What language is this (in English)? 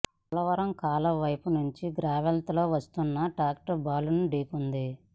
Telugu